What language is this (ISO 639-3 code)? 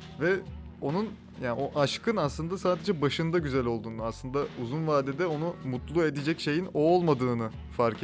tur